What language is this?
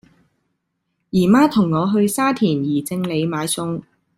Cantonese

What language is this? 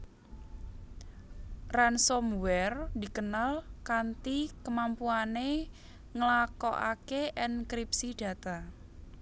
Javanese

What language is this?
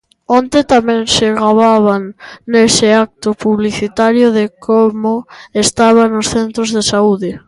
Galician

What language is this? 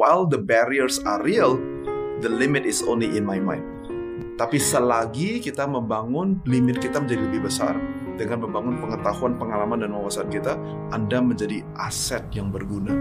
Indonesian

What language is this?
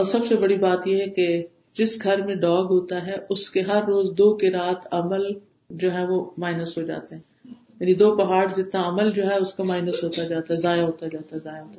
Urdu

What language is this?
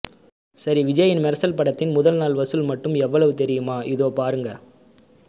Tamil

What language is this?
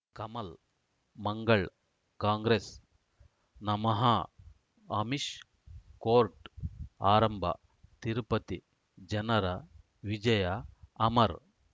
Kannada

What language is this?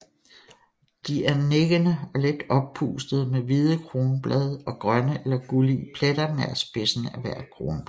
Danish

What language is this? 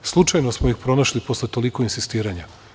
Serbian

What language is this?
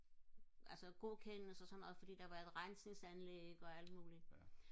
Danish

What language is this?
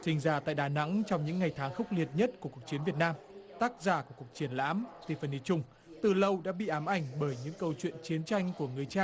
Vietnamese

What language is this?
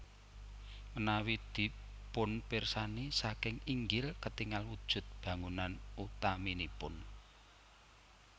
Javanese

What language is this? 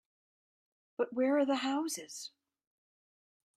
English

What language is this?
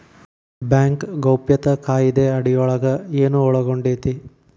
Kannada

